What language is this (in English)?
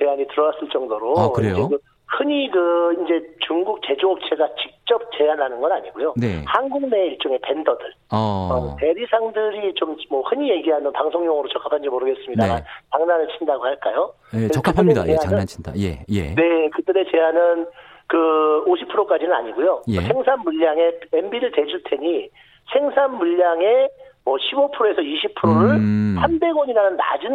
Korean